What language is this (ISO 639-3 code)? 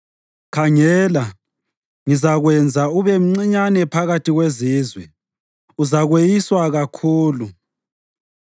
nde